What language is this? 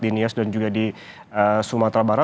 Indonesian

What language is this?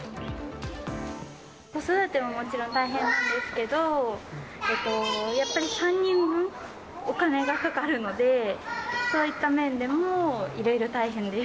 Japanese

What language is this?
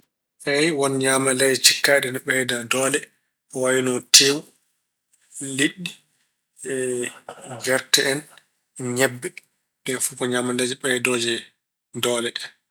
Fula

